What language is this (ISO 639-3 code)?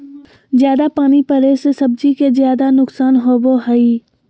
mag